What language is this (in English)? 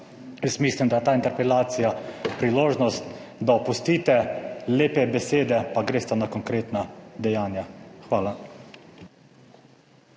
Slovenian